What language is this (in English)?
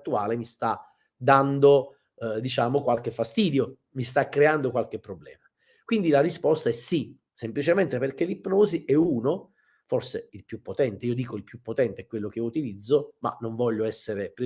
Italian